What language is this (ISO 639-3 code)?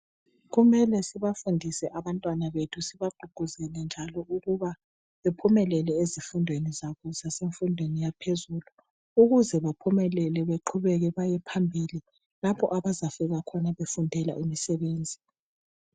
nde